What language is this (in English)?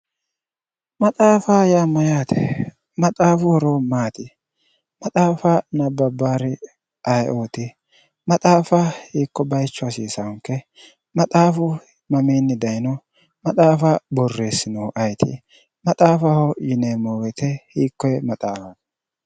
Sidamo